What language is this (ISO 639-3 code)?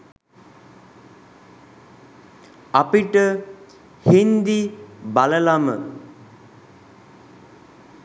sin